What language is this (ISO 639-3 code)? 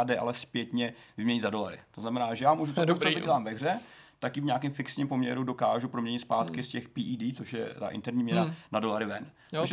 ces